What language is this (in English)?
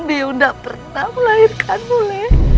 Indonesian